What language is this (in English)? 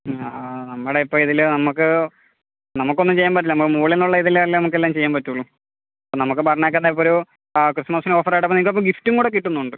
Malayalam